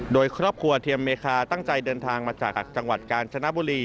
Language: Thai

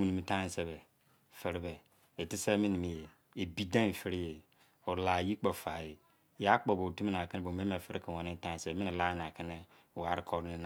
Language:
Izon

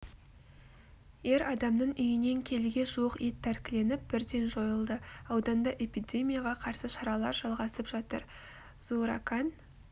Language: Kazakh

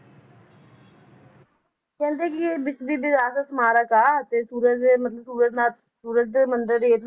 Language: Punjabi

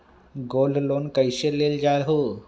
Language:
Magahi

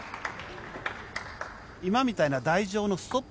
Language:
Japanese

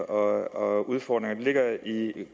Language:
Danish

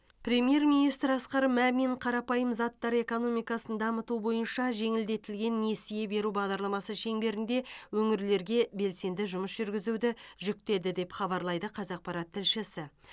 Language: Kazakh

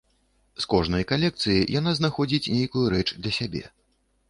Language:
Belarusian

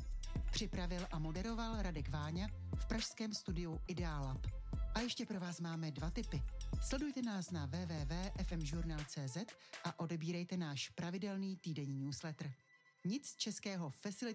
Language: Czech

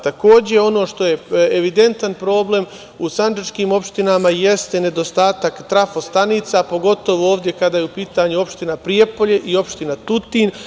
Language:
Serbian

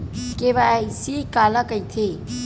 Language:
Chhattisgarhi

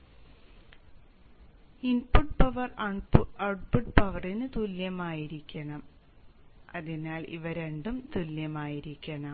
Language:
Malayalam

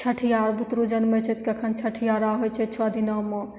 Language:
Maithili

